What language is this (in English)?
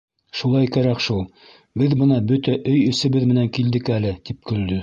Bashkir